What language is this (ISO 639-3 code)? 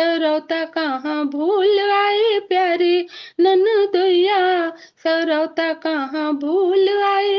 hin